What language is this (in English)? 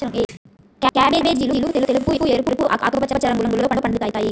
Telugu